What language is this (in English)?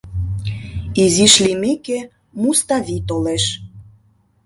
Mari